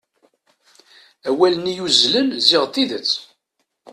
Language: Kabyle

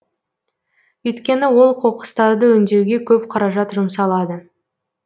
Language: Kazakh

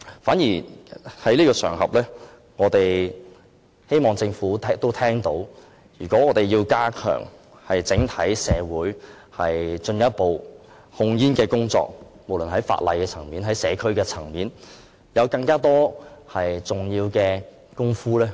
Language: Cantonese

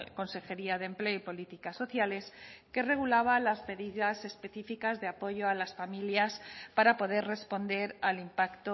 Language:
Spanish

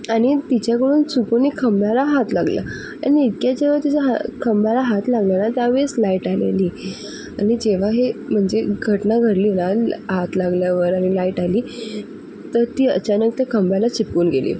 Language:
Marathi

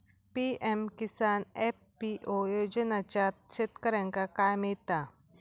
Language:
Marathi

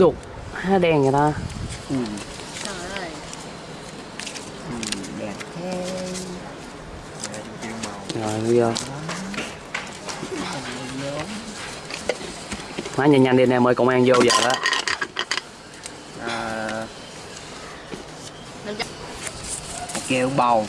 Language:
Vietnamese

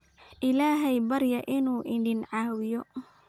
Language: Somali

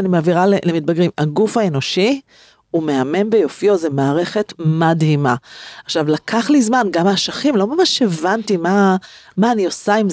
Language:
Hebrew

